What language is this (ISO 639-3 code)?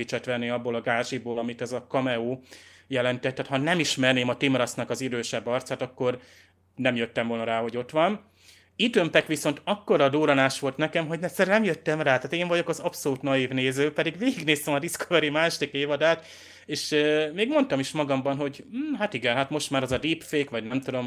hun